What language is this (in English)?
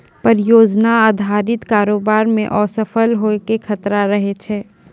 Maithili